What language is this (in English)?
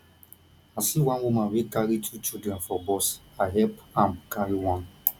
Nigerian Pidgin